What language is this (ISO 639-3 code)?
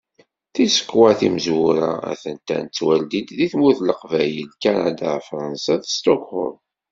kab